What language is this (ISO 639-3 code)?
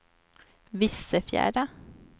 swe